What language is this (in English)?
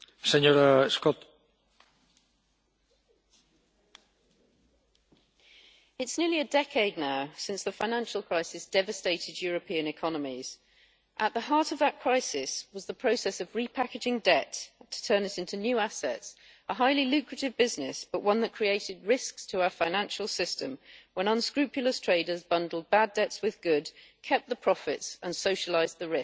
English